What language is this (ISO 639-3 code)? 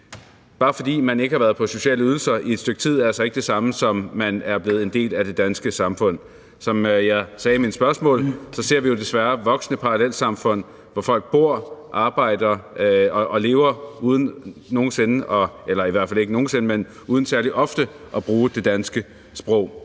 dan